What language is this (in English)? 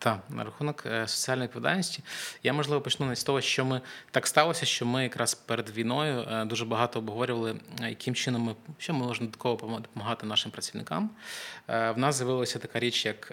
Ukrainian